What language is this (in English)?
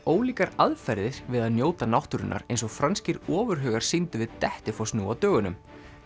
Icelandic